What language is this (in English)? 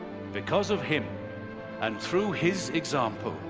English